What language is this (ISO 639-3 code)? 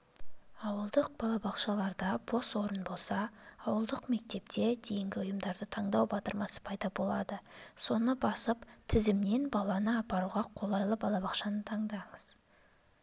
kaz